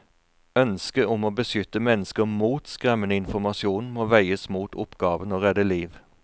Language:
Norwegian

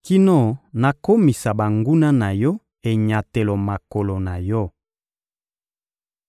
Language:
Lingala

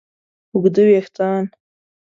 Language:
Pashto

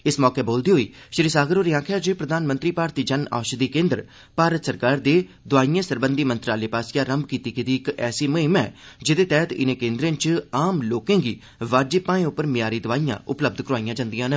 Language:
Dogri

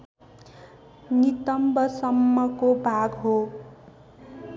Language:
Nepali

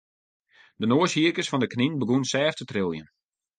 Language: Western Frisian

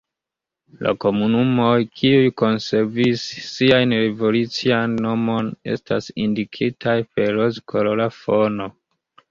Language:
Esperanto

